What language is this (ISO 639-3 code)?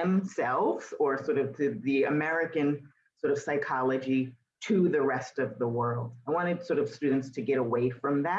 eng